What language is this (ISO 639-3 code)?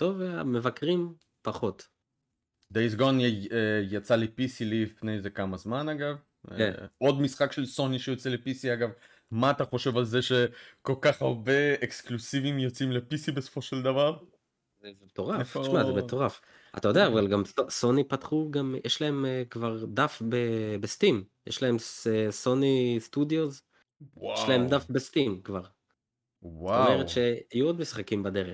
heb